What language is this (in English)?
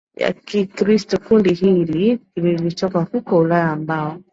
Swahili